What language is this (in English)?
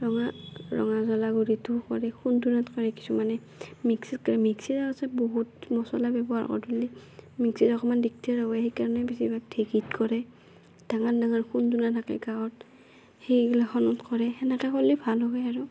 Assamese